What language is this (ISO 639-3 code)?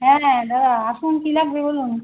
ben